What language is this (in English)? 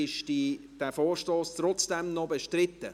Swiss German